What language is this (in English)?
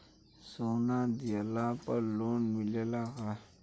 Bhojpuri